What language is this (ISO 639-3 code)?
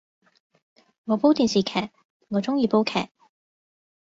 yue